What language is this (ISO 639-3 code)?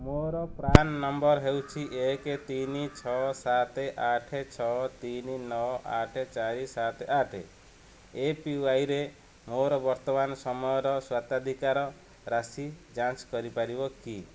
ori